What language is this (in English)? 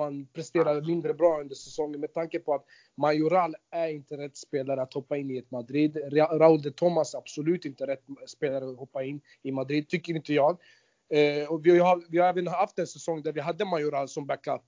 Swedish